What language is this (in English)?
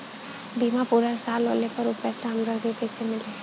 Bhojpuri